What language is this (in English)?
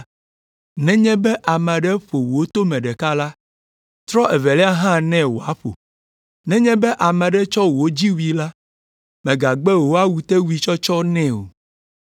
Ewe